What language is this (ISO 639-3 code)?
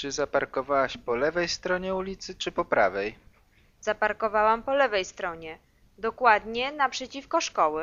pol